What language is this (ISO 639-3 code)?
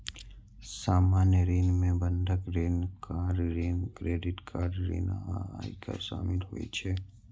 mai